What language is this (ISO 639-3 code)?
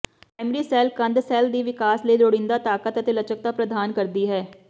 pan